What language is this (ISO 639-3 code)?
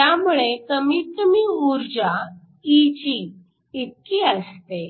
mar